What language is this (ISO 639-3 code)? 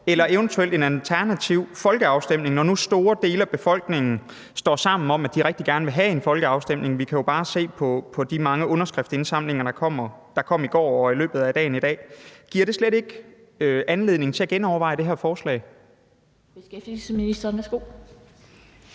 dan